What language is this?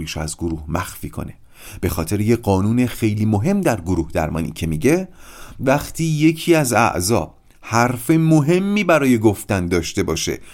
Persian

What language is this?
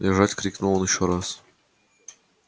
Russian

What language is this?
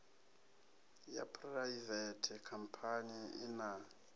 Venda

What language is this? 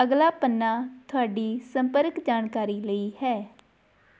Punjabi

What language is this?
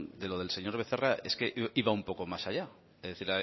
Spanish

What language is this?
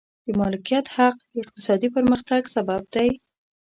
Pashto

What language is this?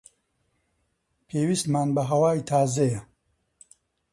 Central Kurdish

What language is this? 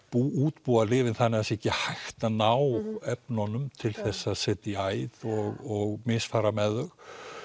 Icelandic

